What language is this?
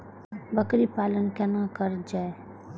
Maithili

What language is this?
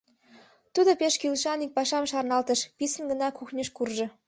Mari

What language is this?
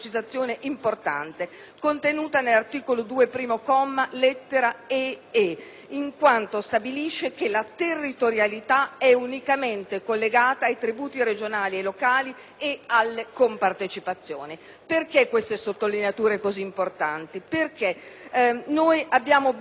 Italian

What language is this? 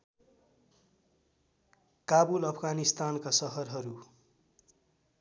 Nepali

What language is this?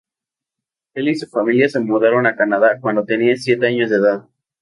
Spanish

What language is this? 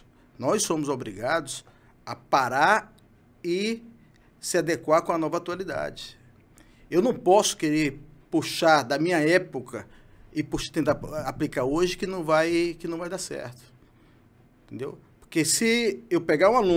Portuguese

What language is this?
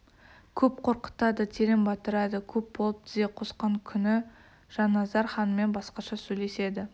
Kazakh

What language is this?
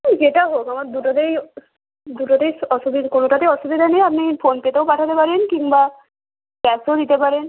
Bangla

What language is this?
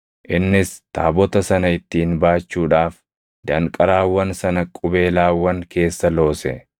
Oromo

